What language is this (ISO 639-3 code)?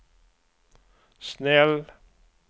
swe